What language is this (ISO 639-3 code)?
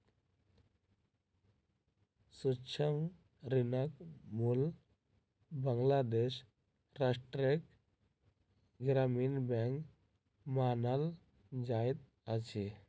mai